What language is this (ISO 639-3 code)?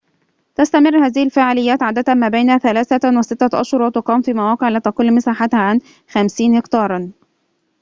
ara